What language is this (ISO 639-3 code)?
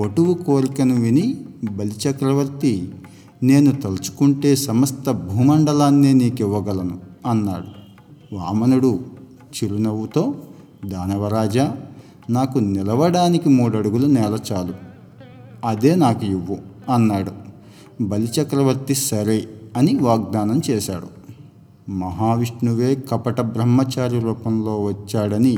tel